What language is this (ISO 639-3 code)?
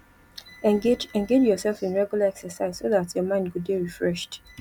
pcm